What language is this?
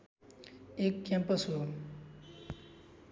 Nepali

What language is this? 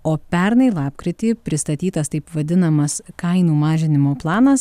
Lithuanian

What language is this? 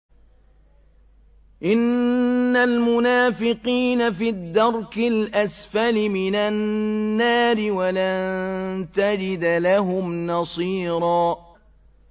Arabic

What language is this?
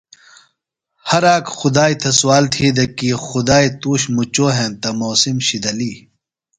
Phalura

